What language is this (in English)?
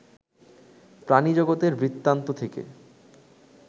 Bangla